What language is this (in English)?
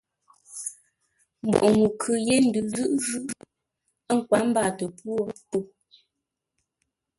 Ngombale